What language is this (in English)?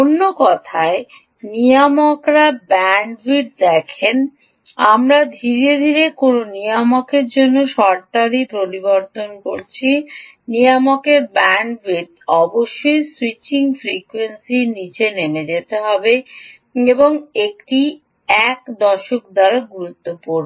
Bangla